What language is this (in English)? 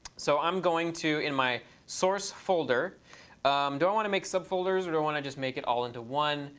English